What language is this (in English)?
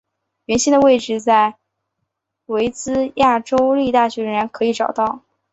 Chinese